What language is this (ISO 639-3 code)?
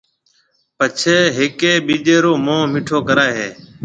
mve